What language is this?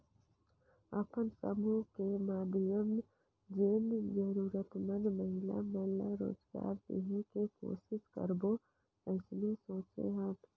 Chhattisgarhi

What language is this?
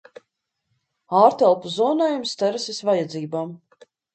Latvian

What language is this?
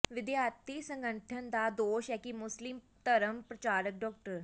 Punjabi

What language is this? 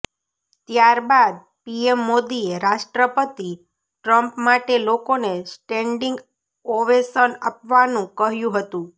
Gujarati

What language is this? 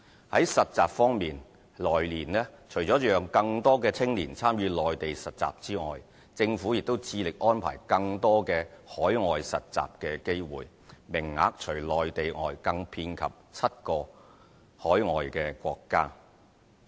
Cantonese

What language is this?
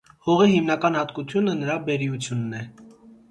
Armenian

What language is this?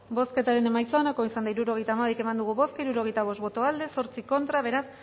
Basque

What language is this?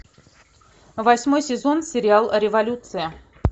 Russian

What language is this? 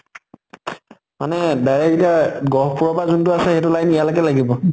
Assamese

